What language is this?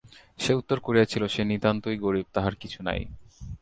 Bangla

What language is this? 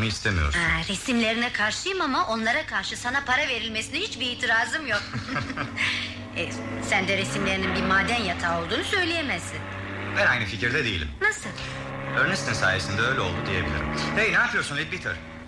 Turkish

